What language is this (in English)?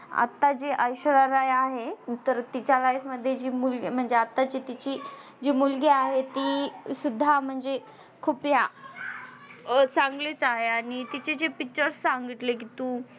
Marathi